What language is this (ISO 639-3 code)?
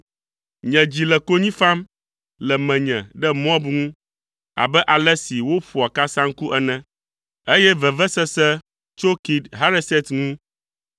ewe